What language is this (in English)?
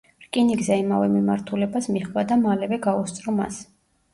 Georgian